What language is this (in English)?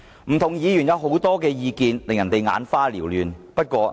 Cantonese